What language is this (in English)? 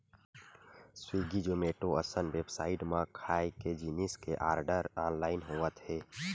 Chhattisgarhi